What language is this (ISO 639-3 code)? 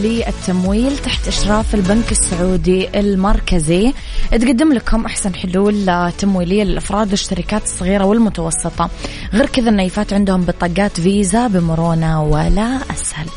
ara